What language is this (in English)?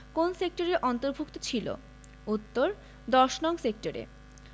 Bangla